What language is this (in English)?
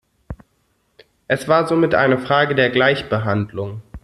German